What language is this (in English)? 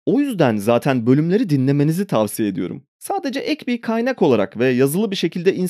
Turkish